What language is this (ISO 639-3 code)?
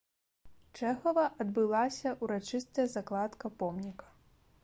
bel